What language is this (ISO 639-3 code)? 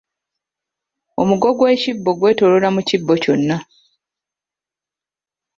lug